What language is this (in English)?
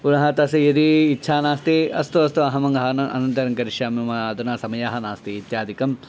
Sanskrit